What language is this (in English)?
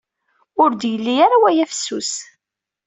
Kabyle